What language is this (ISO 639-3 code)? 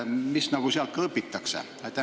est